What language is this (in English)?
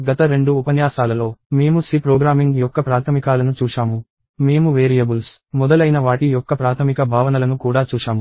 Telugu